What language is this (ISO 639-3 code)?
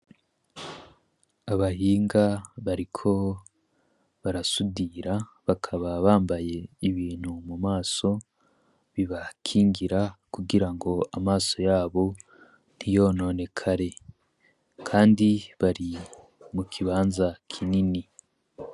run